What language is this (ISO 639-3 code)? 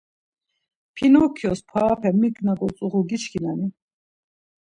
lzz